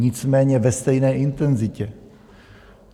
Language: Czech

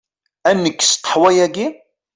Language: Kabyle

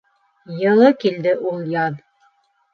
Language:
Bashkir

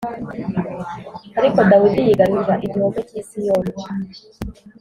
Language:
Kinyarwanda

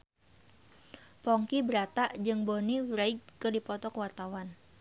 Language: Sundanese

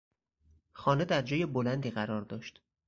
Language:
Persian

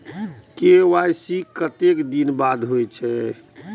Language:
Maithili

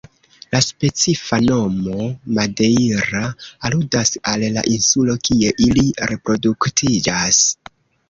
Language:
Esperanto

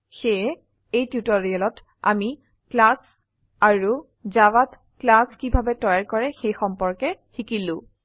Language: Assamese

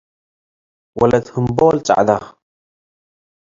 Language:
Tigre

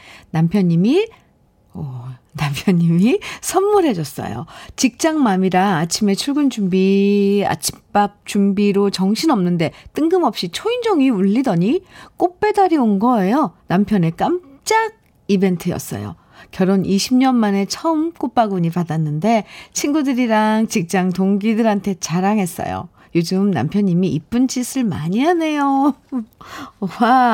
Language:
Korean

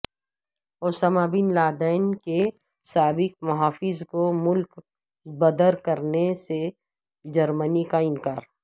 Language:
Urdu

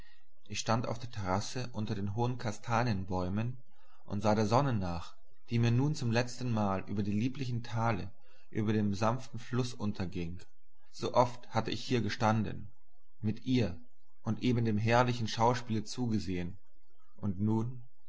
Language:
German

